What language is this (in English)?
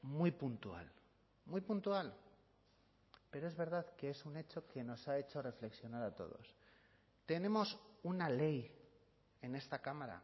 Spanish